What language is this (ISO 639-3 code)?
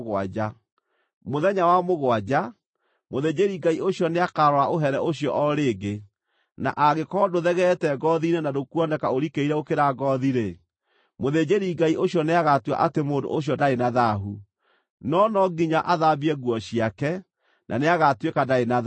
kik